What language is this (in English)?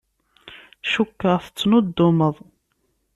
Kabyle